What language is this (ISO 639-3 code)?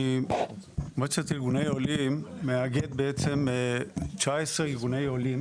heb